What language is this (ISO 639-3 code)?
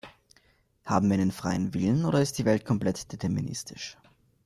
deu